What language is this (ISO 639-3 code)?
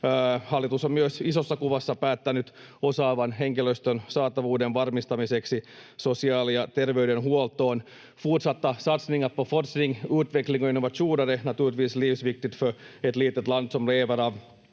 fin